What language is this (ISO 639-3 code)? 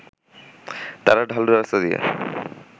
ben